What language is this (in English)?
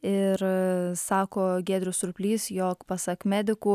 Lithuanian